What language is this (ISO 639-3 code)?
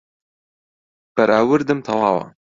ckb